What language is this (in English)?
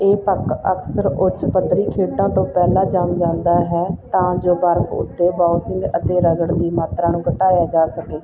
Punjabi